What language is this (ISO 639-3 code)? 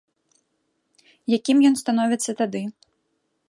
bel